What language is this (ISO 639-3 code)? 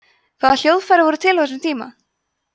isl